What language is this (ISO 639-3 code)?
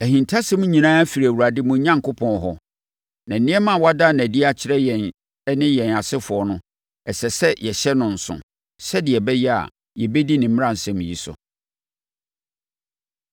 aka